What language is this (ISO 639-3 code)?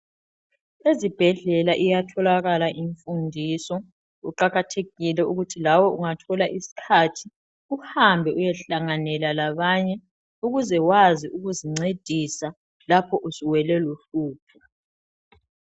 nde